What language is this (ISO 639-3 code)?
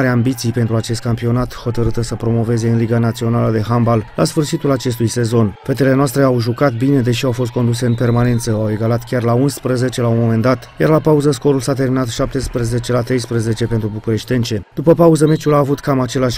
ron